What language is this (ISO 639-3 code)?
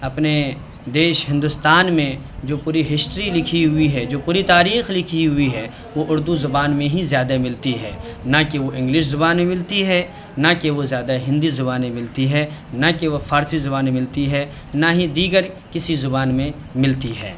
urd